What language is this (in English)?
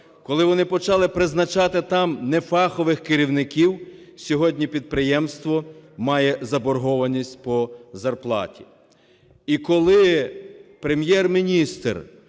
Ukrainian